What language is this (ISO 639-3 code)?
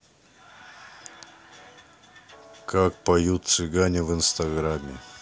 rus